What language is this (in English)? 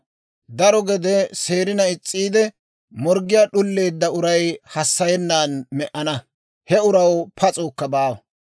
Dawro